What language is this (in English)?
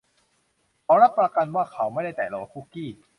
Thai